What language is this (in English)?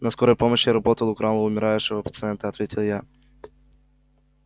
Russian